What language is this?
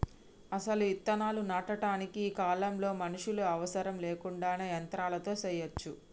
Telugu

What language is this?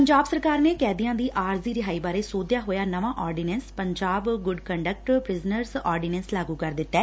Punjabi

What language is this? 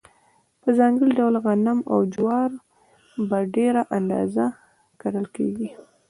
Pashto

